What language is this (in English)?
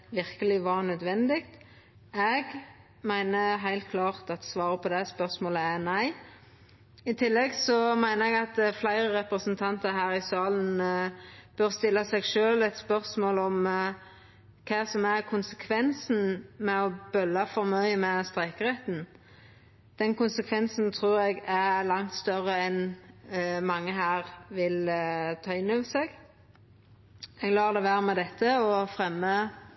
Norwegian Nynorsk